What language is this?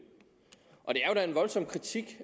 Danish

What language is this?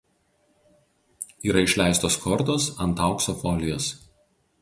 Lithuanian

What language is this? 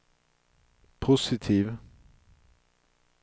Swedish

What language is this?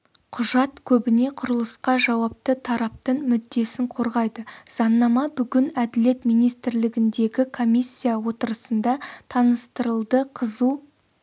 Kazakh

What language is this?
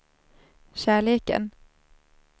Swedish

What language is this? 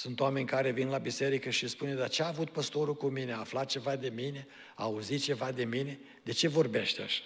Romanian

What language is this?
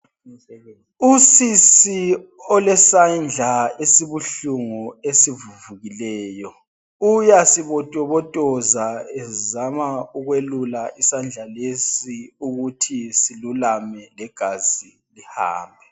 North Ndebele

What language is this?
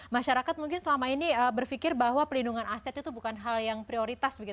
Indonesian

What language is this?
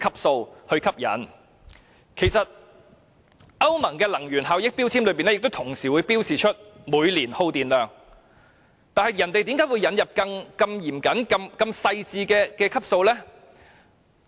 Cantonese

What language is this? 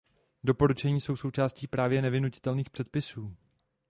Czech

